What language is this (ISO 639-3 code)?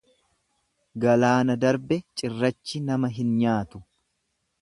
orm